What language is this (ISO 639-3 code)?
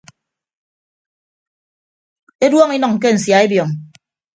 ibb